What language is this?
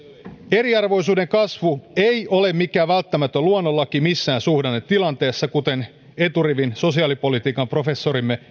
Finnish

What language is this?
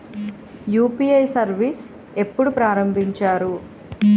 Telugu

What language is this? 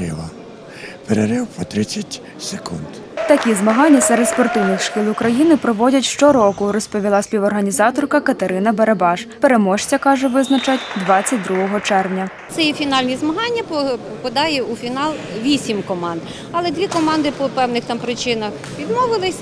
Ukrainian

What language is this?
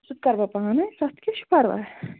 Kashmiri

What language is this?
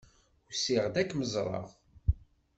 Kabyle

